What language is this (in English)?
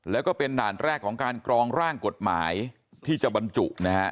Thai